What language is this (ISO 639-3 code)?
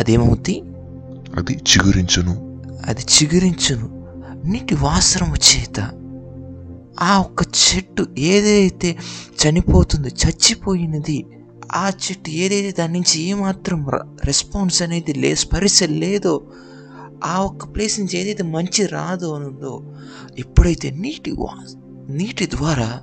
tel